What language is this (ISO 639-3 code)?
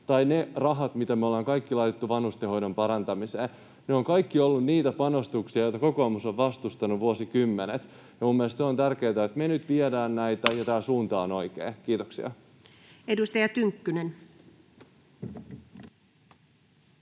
fin